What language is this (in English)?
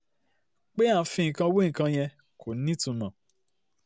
Yoruba